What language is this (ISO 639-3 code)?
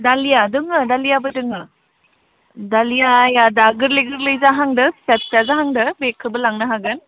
brx